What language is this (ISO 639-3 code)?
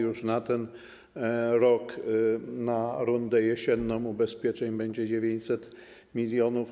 pol